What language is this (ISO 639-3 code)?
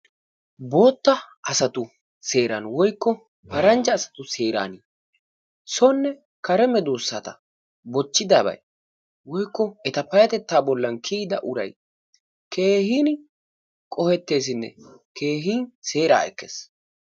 wal